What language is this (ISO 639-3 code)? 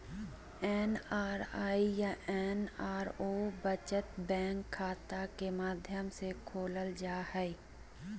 mag